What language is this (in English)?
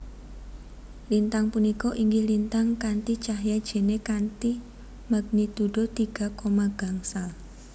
Javanese